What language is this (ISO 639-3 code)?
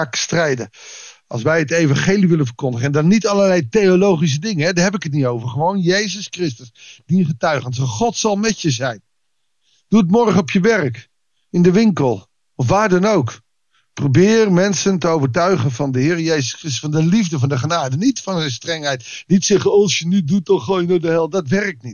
nld